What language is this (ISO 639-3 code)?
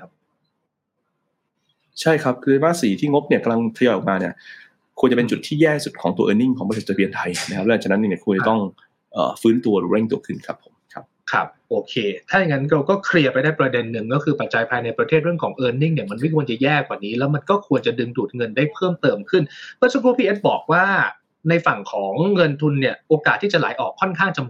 tha